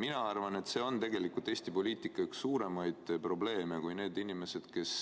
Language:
Estonian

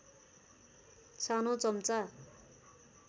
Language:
Nepali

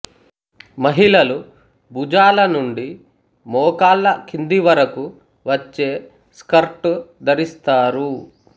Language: Telugu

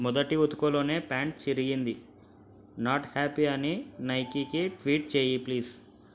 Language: Telugu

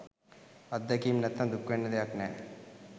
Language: Sinhala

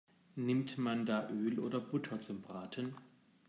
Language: German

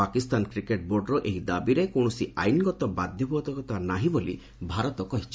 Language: Odia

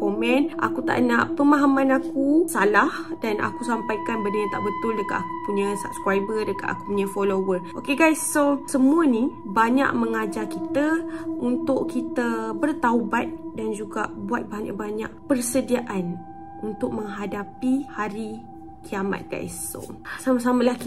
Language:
Malay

